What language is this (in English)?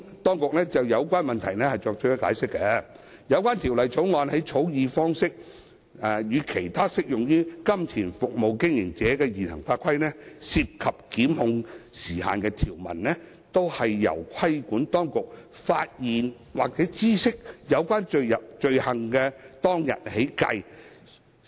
Cantonese